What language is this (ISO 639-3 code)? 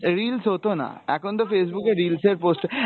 ben